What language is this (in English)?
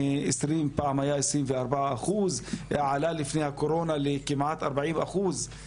Hebrew